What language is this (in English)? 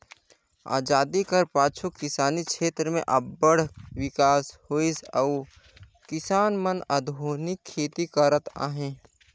Chhattisgarhi